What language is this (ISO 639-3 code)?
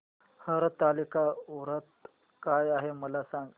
mar